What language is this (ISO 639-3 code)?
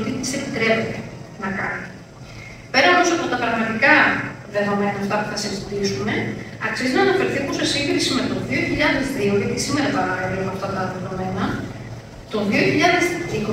ell